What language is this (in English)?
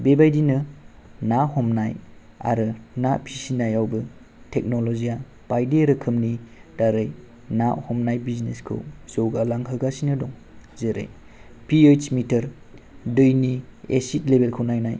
Bodo